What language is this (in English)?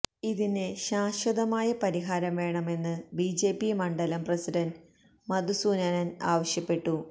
Malayalam